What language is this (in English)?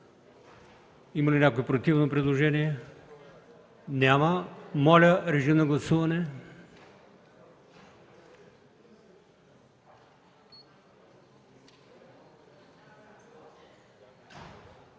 Bulgarian